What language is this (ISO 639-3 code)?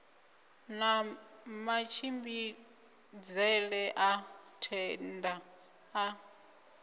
ven